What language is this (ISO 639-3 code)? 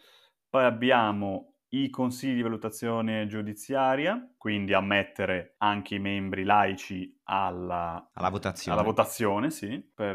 ita